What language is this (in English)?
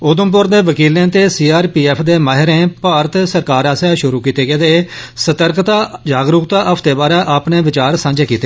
Dogri